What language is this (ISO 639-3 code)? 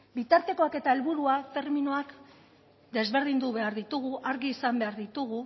eus